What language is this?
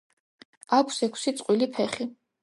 Georgian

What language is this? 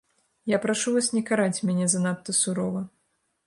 Belarusian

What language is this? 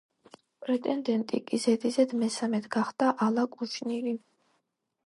Georgian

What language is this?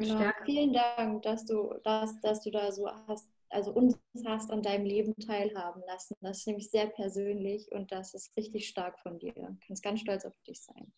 German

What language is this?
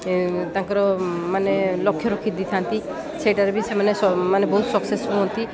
Odia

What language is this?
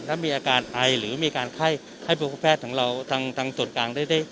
Thai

